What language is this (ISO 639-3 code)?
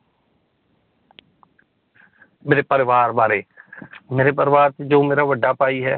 pan